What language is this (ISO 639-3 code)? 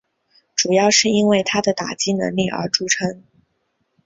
zho